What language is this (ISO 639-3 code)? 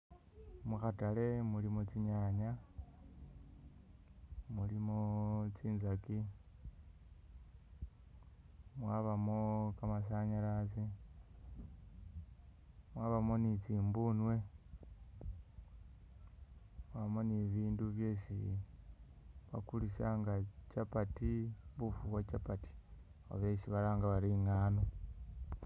myx